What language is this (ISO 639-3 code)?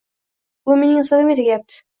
uzb